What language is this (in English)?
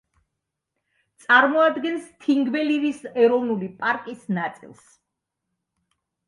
Georgian